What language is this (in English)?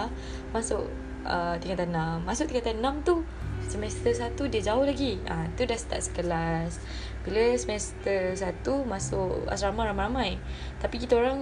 Malay